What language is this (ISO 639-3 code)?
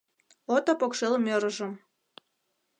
chm